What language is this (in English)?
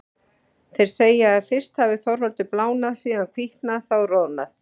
Icelandic